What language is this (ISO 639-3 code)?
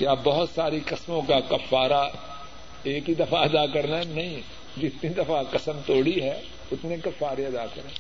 urd